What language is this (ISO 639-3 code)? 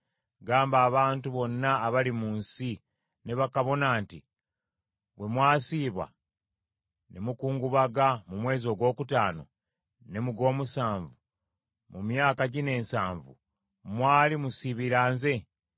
lug